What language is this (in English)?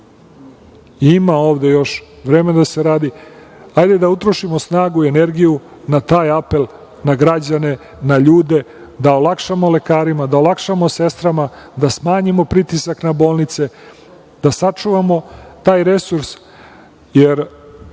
Serbian